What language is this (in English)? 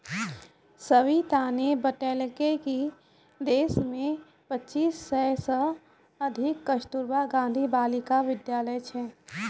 Maithili